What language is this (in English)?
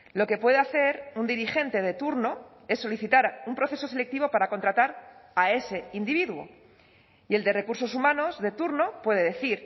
Spanish